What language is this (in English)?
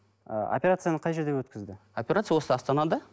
Kazakh